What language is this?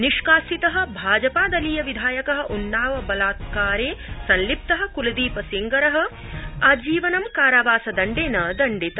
Sanskrit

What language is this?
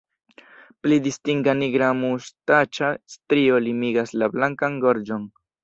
Esperanto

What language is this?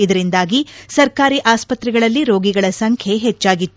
Kannada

